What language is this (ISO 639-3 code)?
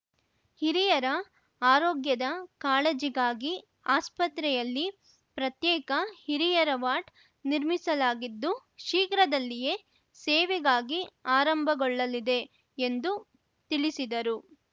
kan